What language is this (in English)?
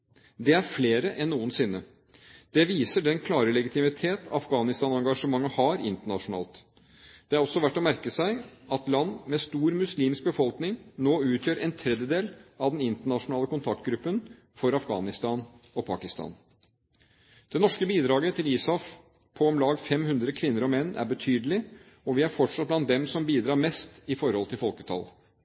Norwegian Bokmål